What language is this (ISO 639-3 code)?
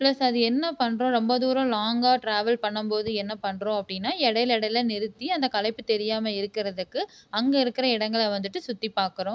tam